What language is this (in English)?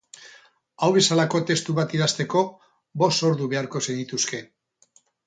Basque